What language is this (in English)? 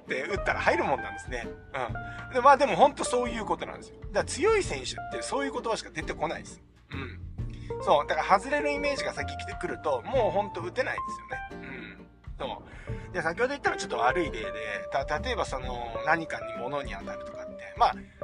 Japanese